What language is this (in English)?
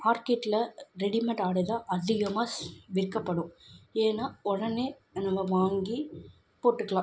Tamil